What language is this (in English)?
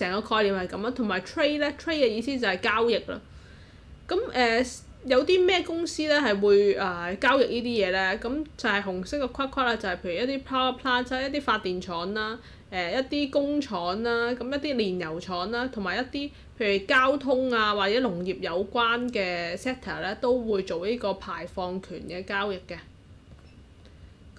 Chinese